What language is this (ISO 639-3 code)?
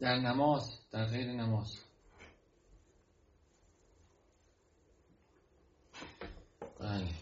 fas